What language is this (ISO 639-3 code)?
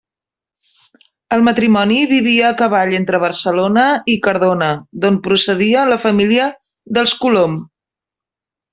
cat